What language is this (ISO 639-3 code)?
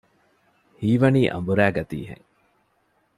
div